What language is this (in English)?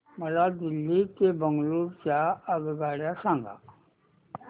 Marathi